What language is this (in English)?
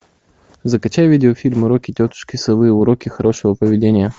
Russian